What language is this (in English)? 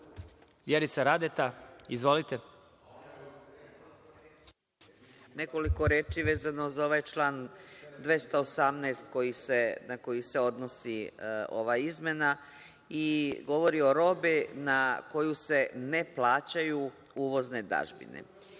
Serbian